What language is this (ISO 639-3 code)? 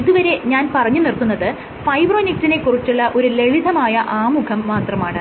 mal